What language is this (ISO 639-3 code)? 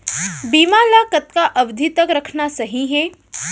hne